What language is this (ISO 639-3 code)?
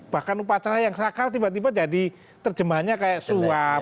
ind